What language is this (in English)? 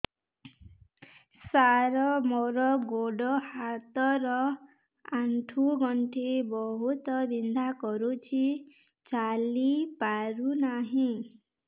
Odia